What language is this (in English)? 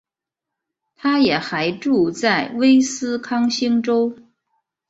Chinese